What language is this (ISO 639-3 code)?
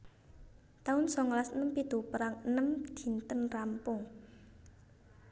jav